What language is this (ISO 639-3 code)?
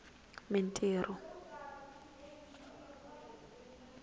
tso